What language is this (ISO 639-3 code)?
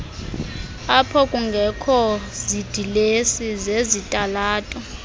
xho